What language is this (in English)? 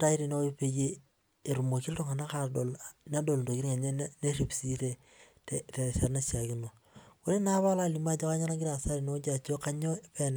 Masai